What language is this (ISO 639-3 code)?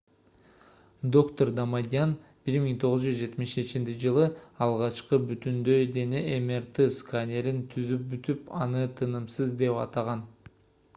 kir